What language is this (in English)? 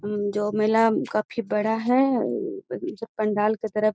Magahi